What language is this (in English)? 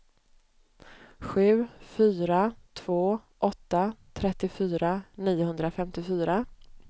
Swedish